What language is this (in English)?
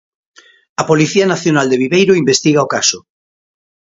Galician